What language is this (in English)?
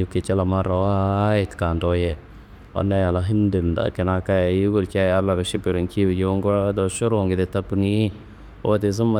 Kanembu